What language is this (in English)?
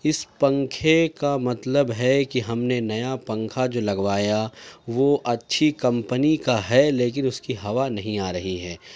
Urdu